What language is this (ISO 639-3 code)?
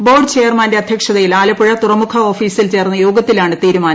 mal